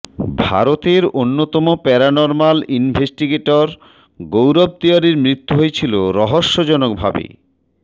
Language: Bangla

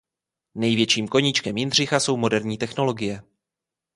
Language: Czech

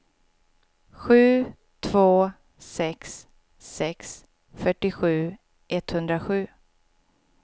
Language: Swedish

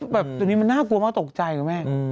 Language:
Thai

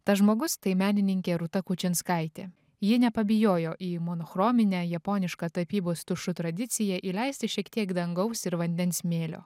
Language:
Lithuanian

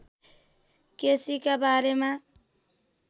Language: Nepali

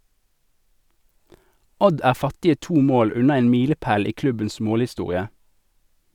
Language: Norwegian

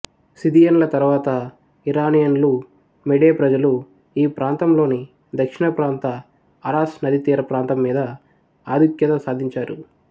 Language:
Telugu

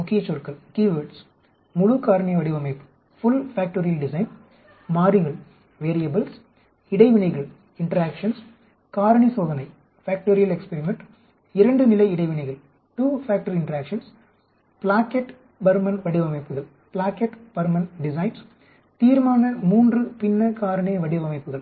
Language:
Tamil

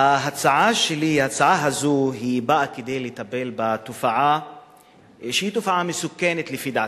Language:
Hebrew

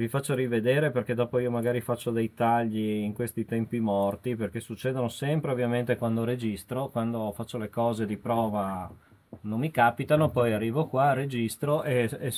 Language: Italian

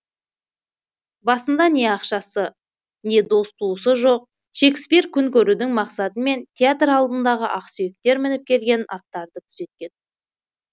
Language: Kazakh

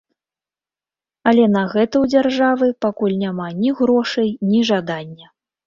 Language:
Belarusian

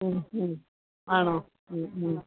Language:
Malayalam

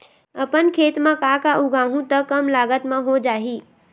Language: Chhattisgarhi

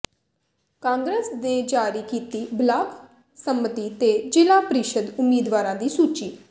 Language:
Punjabi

